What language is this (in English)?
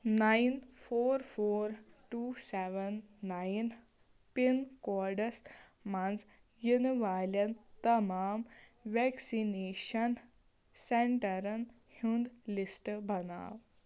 Kashmiri